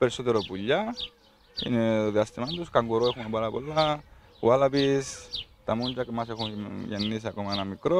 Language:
Greek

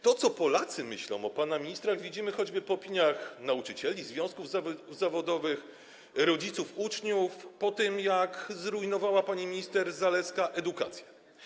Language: Polish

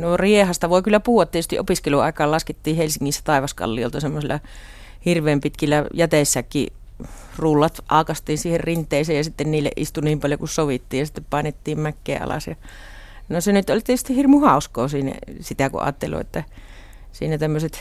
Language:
Finnish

